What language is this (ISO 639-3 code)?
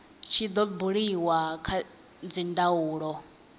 ven